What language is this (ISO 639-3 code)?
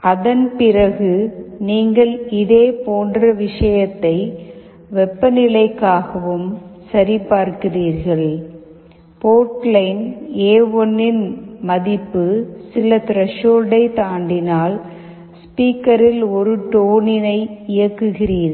tam